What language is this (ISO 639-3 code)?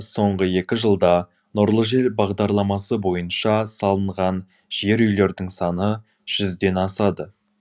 kaz